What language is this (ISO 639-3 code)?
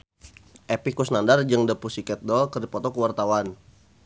sun